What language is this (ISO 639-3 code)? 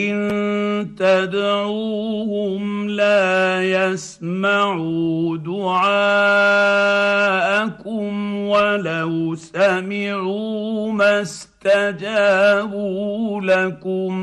ara